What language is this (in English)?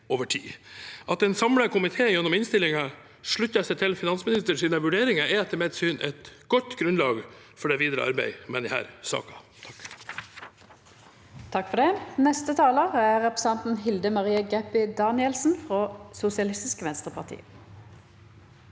Norwegian